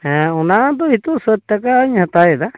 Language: Santali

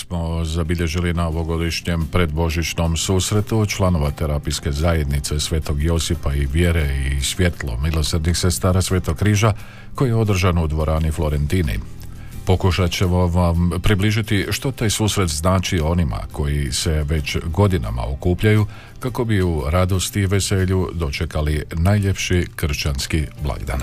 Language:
Croatian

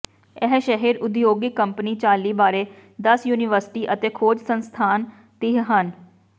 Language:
Punjabi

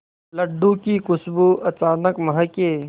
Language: Hindi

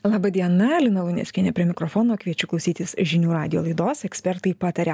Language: Lithuanian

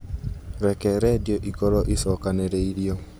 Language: Kikuyu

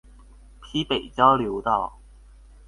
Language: Chinese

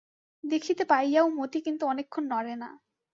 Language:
Bangla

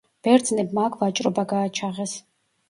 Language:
Georgian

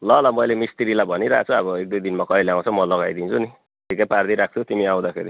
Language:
Nepali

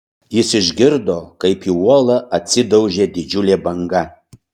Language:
Lithuanian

